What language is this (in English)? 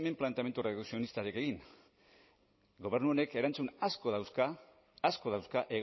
Basque